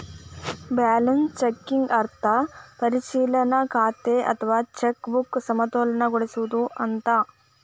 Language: Kannada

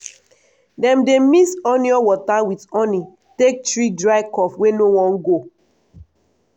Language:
Nigerian Pidgin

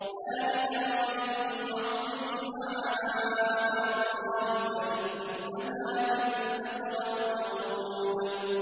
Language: Arabic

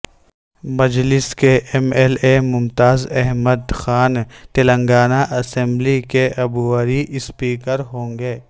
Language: Urdu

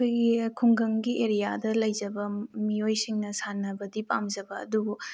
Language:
Manipuri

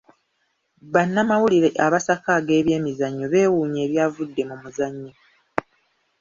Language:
Ganda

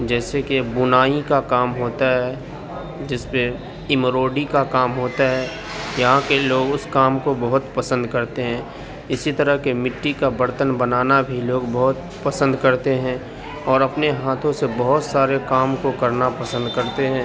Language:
Urdu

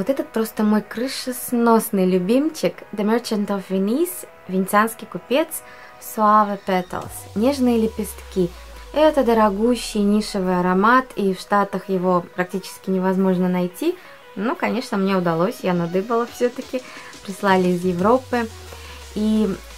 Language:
Russian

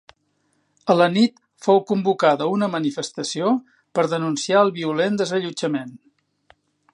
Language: Catalan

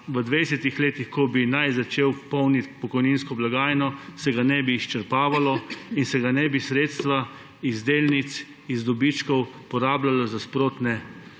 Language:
Slovenian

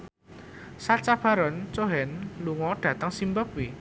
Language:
Javanese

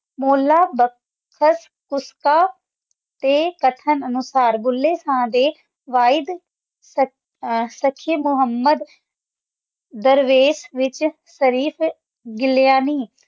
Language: Punjabi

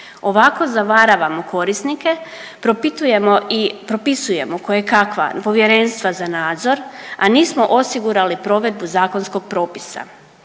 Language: Croatian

